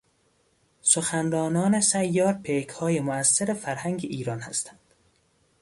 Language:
Persian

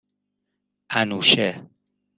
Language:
Persian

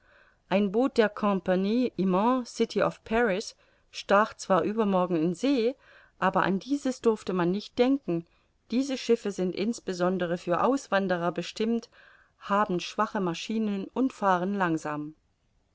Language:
German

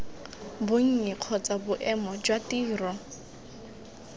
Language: Tswana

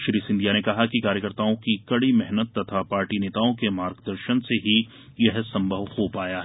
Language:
Hindi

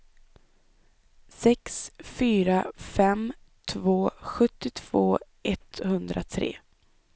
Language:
Swedish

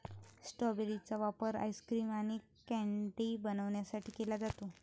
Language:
Marathi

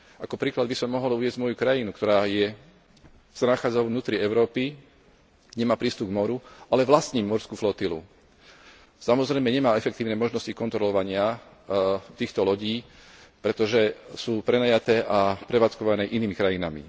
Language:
Slovak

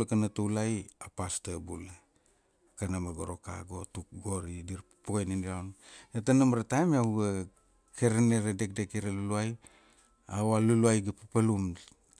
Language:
Kuanua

